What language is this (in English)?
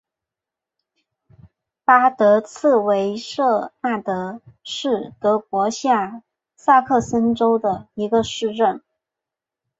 Chinese